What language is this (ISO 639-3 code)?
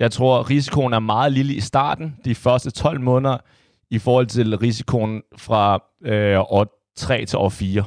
dan